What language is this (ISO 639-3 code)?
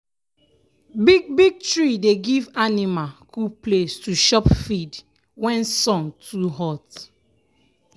pcm